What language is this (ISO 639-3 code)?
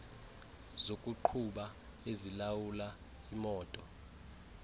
xho